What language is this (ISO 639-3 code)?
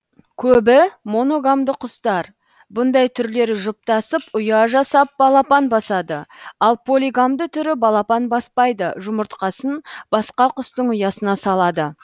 kaz